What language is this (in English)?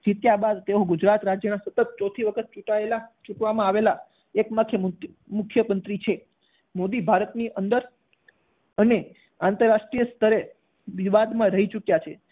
Gujarati